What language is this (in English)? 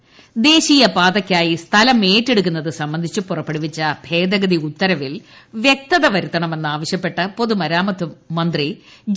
Malayalam